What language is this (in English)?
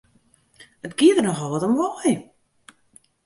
Western Frisian